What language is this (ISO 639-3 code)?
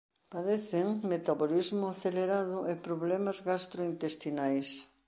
glg